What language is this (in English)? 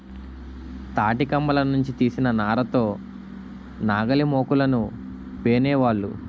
Telugu